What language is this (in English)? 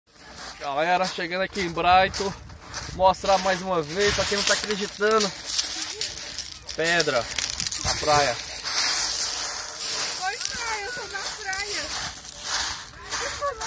Portuguese